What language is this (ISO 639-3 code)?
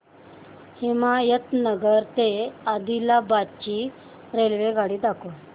mar